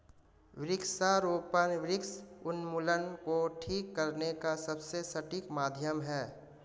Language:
Hindi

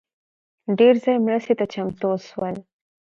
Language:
Pashto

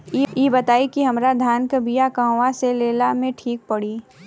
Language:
Bhojpuri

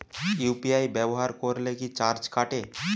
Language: Bangla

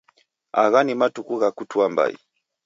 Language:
Taita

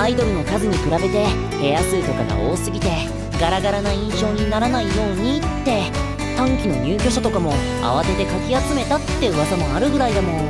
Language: Japanese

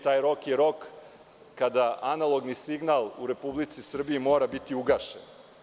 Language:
Serbian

